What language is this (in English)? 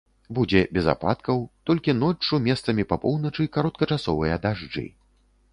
Belarusian